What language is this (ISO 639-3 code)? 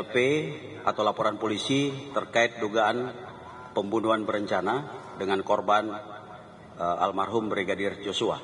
ind